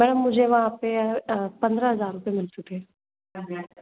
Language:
Hindi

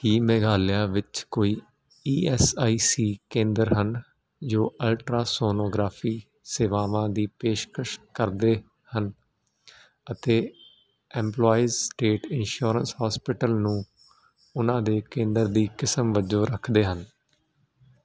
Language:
Punjabi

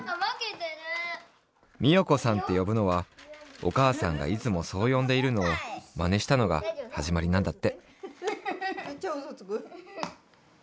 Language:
Japanese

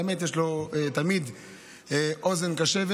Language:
Hebrew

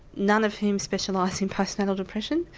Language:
English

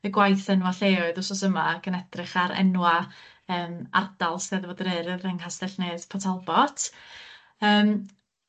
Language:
Welsh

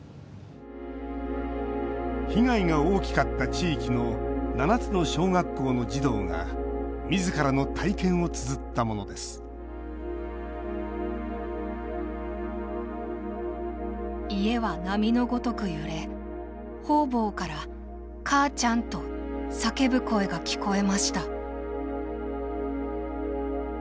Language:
Japanese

